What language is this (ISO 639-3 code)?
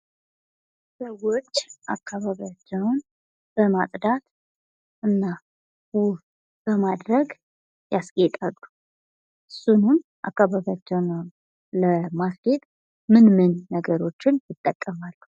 amh